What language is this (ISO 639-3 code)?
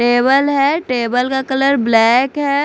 hin